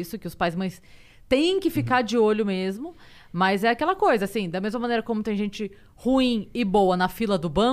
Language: Portuguese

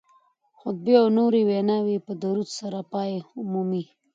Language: Pashto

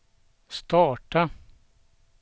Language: Swedish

